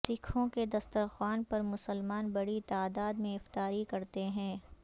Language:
Urdu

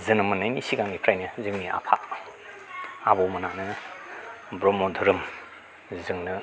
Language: Bodo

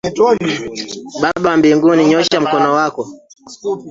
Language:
Swahili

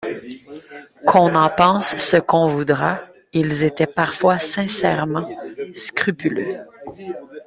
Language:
French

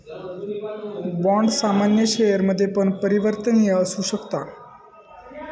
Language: Marathi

